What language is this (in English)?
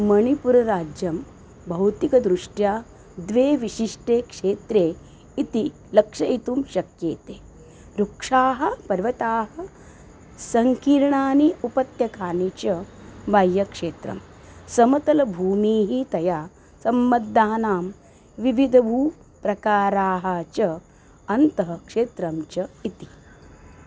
Sanskrit